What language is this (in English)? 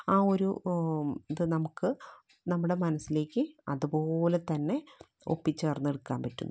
Malayalam